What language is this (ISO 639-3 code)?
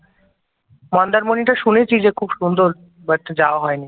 ben